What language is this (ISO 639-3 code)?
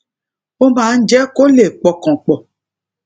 yor